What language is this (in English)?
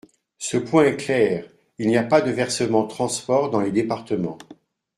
French